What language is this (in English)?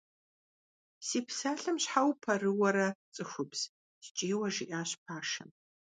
Kabardian